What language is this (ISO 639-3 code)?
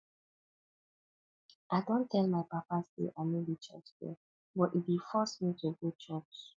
pcm